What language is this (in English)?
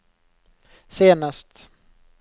Norwegian